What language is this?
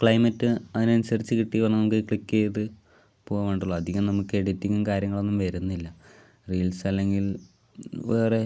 Malayalam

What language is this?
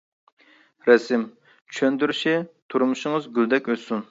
Uyghur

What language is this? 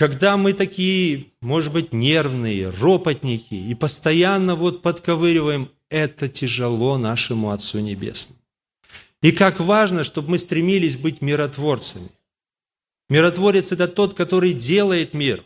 Russian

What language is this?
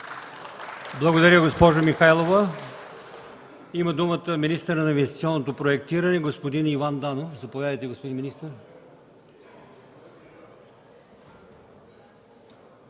Bulgarian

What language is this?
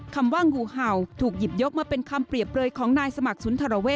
Thai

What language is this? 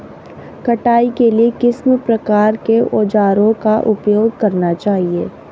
Hindi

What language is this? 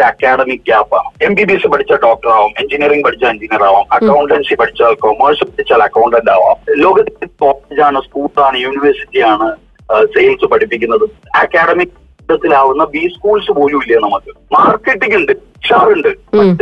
Malayalam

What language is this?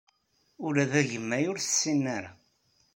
Kabyle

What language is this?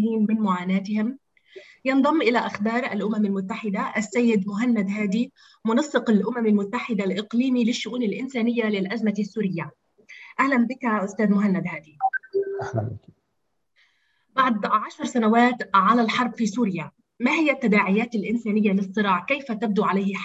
Arabic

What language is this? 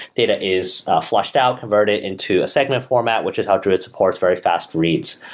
English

